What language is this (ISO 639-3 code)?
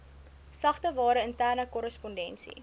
afr